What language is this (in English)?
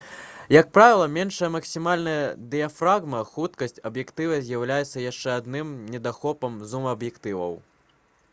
Belarusian